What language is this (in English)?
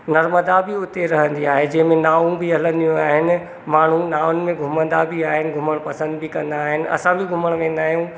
Sindhi